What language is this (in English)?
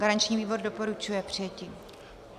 Czech